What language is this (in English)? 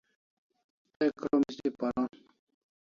Kalasha